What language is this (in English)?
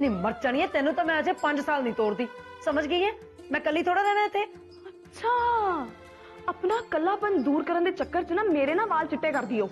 Punjabi